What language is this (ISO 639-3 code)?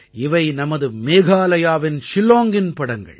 tam